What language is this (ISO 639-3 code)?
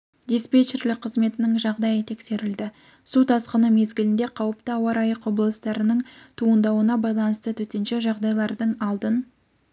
kaz